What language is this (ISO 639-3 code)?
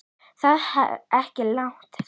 isl